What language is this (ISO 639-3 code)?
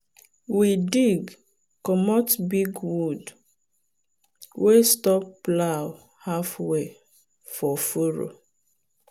pcm